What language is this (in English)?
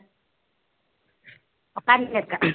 Tamil